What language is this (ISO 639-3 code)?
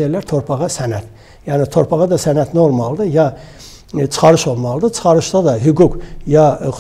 tur